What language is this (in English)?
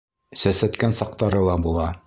Bashkir